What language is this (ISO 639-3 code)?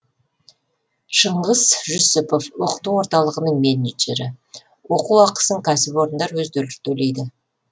kaz